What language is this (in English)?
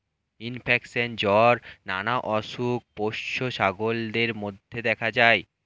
Bangla